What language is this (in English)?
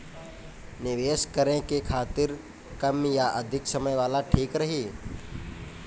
Bhojpuri